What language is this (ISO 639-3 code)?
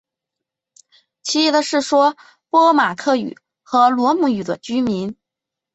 zho